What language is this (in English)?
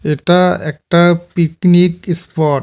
Bangla